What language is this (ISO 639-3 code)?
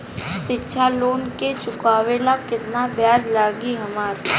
bho